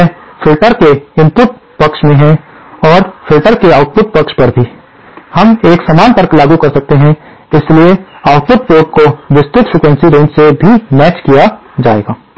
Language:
Hindi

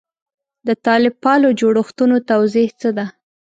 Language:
Pashto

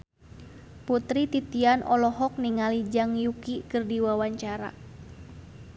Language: Sundanese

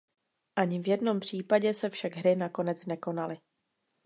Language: Czech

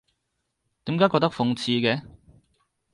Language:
Cantonese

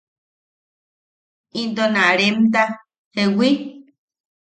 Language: Yaqui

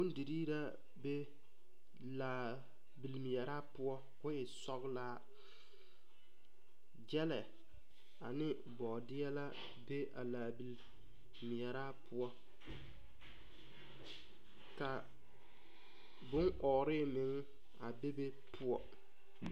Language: Southern Dagaare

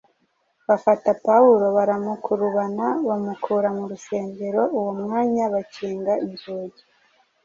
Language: Kinyarwanda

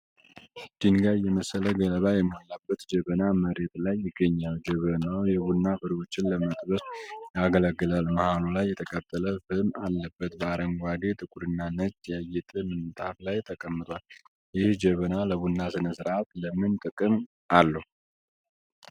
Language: Amharic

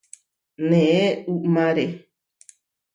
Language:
Huarijio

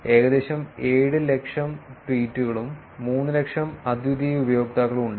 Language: Malayalam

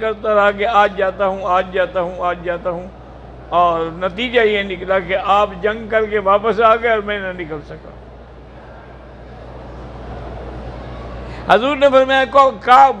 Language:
Arabic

